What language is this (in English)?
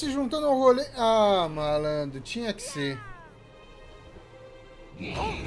Portuguese